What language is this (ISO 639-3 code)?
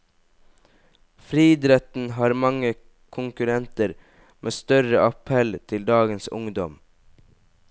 nor